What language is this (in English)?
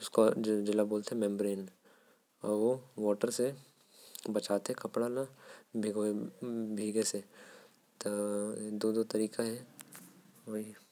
Korwa